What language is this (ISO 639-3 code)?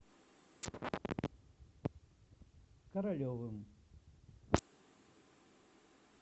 rus